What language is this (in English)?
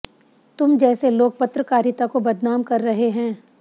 Hindi